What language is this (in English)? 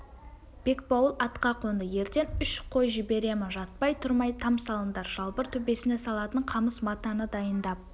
Kazakh